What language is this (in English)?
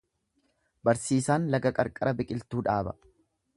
Oromo